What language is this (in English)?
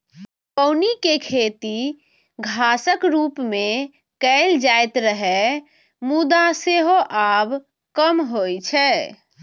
Maithili